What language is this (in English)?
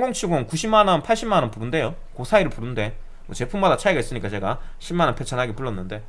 Korean